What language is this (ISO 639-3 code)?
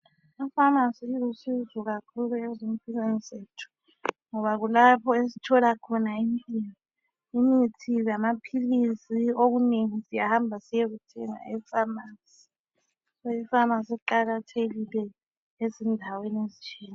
nde